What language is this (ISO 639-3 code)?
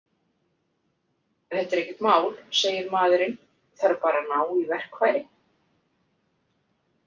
isl